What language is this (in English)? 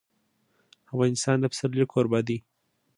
Pashto